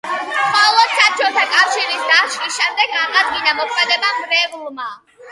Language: Georgian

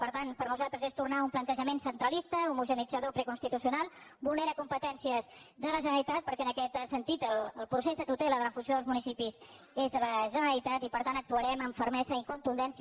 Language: Catalan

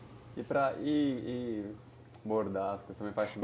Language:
Portuguese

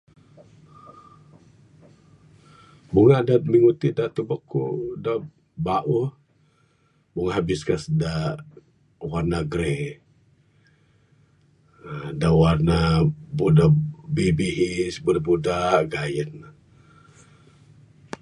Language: Bukar-Sadung Bidayuh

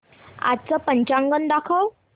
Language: Marathi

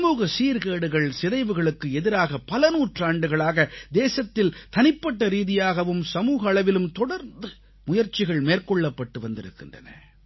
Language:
Tamil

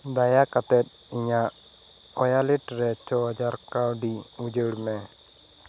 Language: Santali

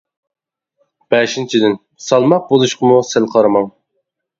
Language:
Uyghur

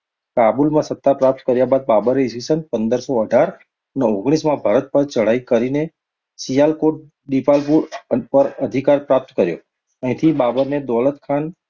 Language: Gujarati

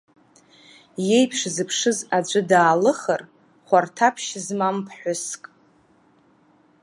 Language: Abkhazian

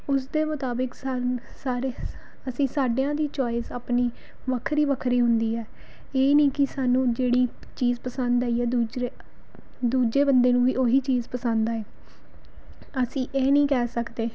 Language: Punjabi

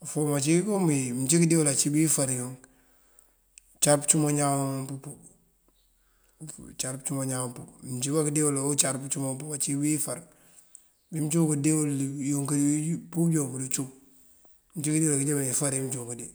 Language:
Mandjak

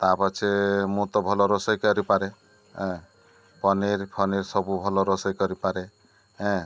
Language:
Odia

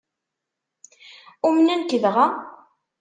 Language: Kabyle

